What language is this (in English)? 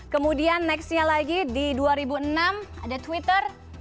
Indonesian